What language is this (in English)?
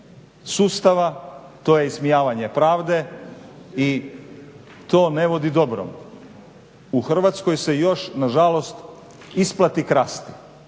Croatian